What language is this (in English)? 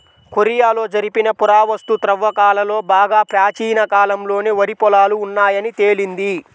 Telugu